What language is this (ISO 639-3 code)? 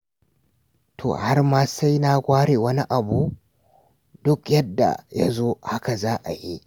hau